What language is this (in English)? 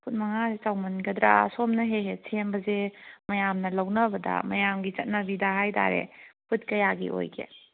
Manipuri